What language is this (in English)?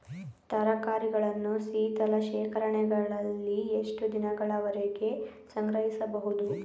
Kannada